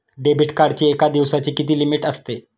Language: Marathi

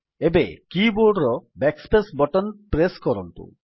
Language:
Odia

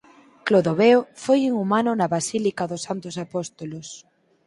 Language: Galician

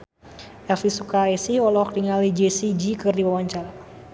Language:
Sundanese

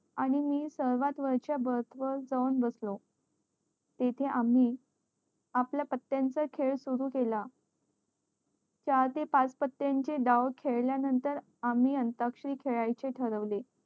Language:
Marathi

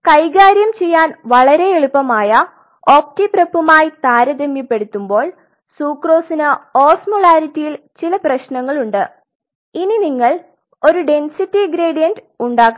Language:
Malayalam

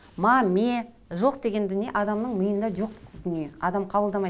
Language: Kazakh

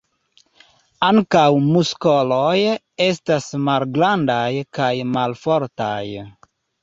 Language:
Esperanto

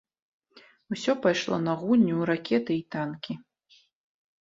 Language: Belarusian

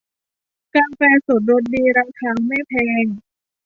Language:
Thai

